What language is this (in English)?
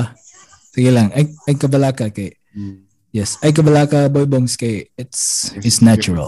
Filipino